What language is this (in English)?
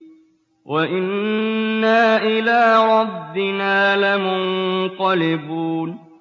Arabic